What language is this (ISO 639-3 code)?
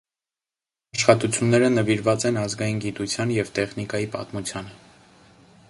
hye